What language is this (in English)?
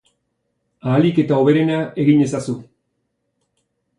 Basque